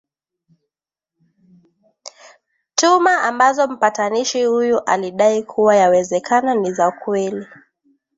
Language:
Swahili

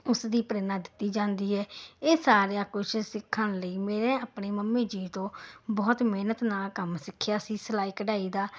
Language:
Punjabi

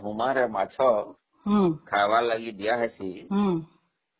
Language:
Odia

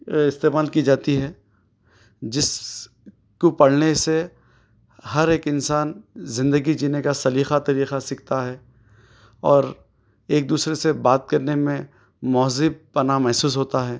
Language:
Urdu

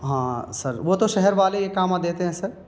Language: Urdu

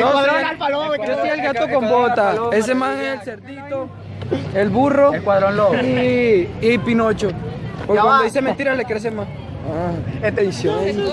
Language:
Spanish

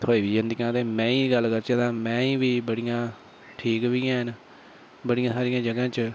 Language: Dogri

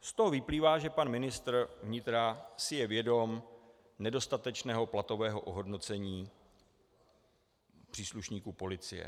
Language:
Czech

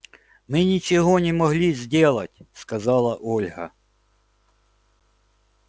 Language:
Russian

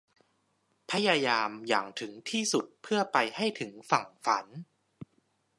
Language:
Thai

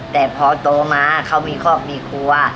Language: Thai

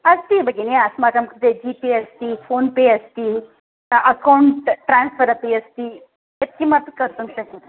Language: Sanskrit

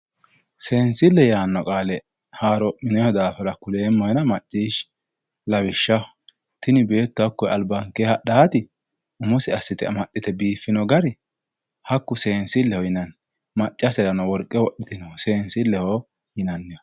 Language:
Sidamo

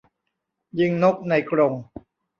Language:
Thai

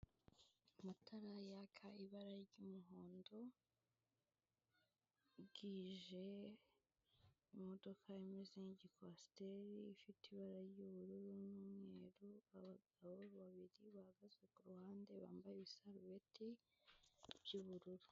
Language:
Kinyarwanda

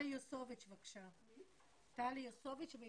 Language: Hebrew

